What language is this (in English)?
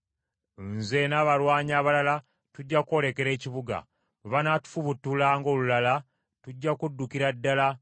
Ganda